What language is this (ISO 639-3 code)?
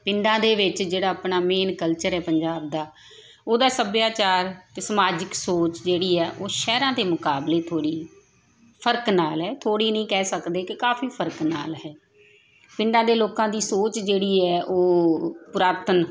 pan